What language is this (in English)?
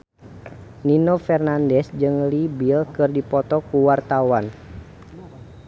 Sundanese